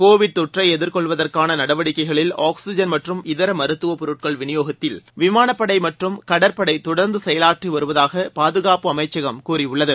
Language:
Tamil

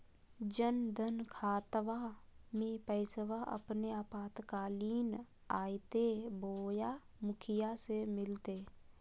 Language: Magahi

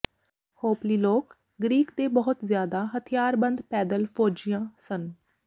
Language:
Punjabi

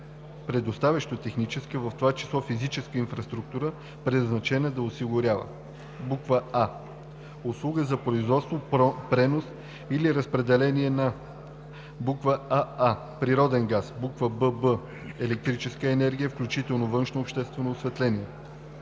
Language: Bulgarian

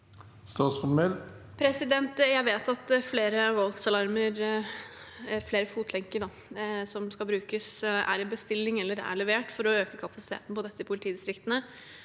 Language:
Norwegian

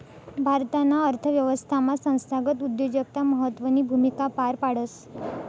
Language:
Marathi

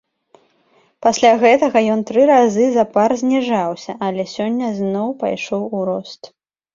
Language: Belarusian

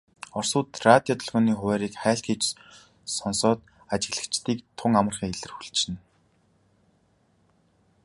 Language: Mongolian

